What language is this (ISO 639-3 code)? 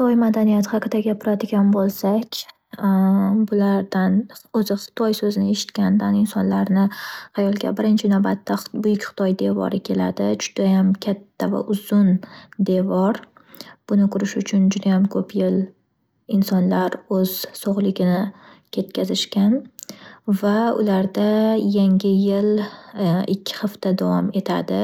uzb